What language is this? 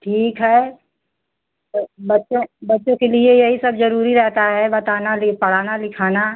Hindi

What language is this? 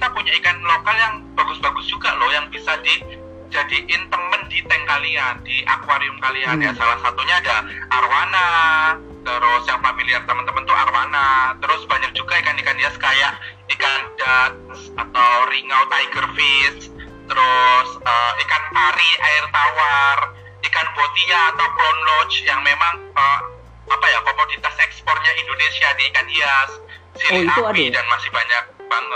Indonesian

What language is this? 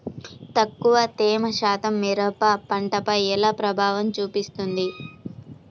Telugu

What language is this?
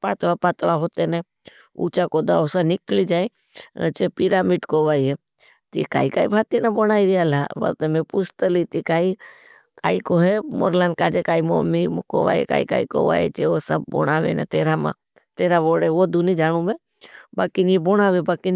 Bhili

